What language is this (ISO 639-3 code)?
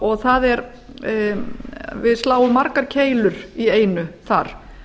isl